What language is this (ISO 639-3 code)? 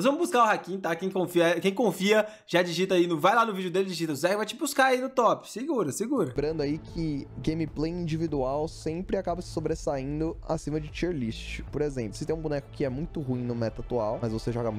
por